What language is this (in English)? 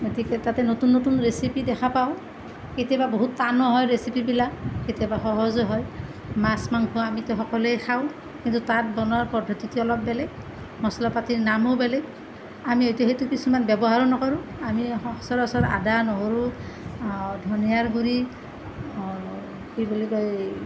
Assamese